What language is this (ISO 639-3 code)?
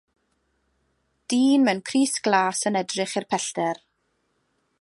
cym